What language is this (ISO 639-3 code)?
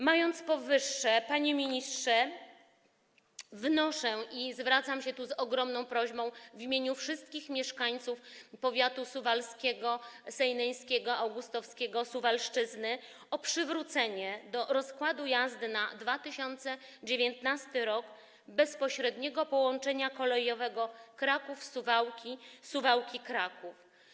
pol